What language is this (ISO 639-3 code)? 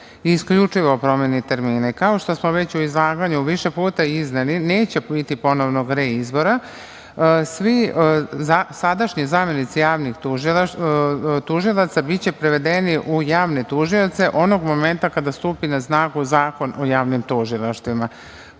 srp